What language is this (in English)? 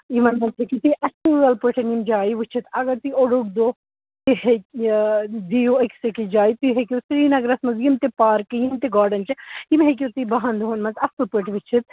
Kashmiri